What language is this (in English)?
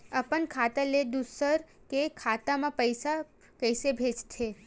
Chhattisgarhi